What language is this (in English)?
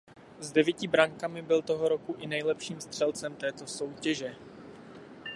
Czech